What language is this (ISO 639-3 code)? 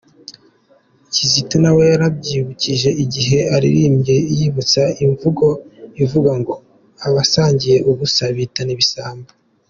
kin